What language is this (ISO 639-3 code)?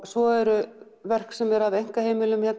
isl